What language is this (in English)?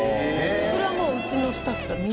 Japanese